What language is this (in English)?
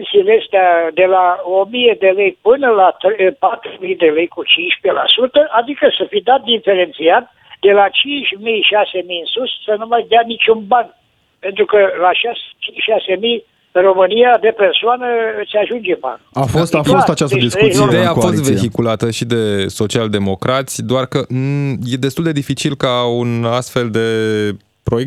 Romanian